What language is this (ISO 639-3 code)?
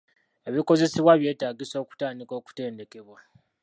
lug